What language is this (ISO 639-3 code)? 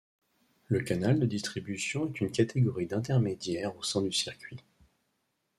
fra